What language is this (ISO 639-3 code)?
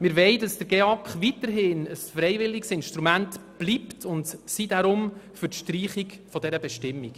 gsw